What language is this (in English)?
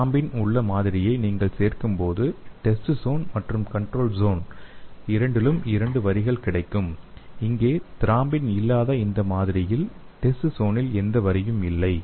Tamil